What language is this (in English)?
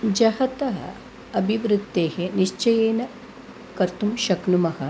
Sanskrit